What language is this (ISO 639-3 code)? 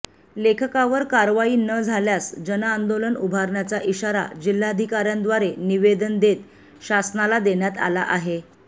mar